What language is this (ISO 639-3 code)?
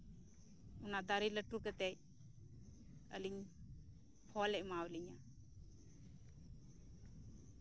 sat